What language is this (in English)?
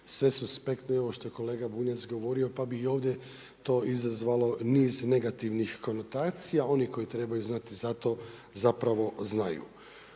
Croatian